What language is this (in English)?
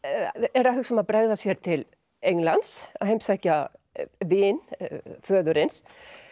Icelandic